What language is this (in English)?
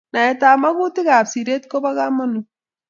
Kalenjin